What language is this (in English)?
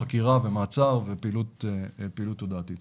Hebrew